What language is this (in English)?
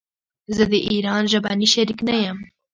Pashto